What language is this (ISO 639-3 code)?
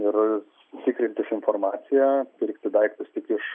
lit